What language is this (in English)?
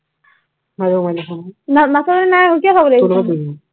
Assamese